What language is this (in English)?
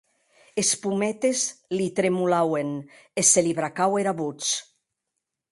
Occitan